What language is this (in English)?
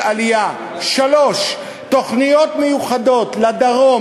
Hebrew